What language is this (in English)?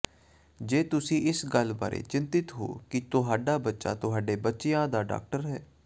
Punjabi